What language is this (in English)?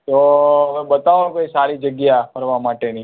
Gujarati